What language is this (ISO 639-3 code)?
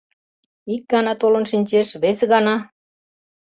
chm